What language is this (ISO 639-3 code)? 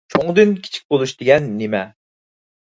uig